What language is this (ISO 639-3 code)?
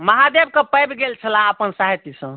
mai